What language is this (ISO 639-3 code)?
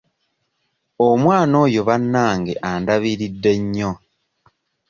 lug